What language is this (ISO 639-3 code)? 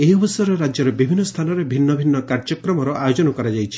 ori